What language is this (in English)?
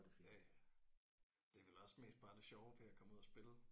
Danish